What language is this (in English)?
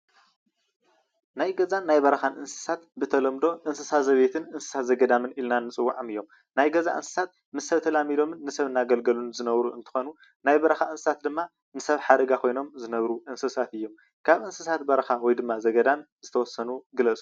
Tigrinya